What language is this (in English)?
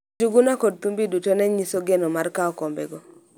Luo (Kenya and Tanzania)